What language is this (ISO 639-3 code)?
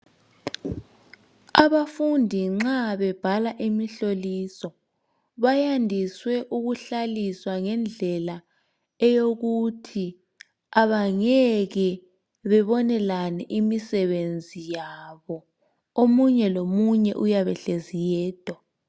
nde